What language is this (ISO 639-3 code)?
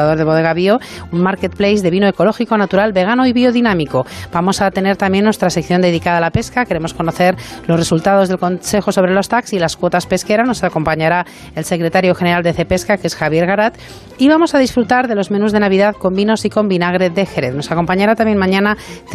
spa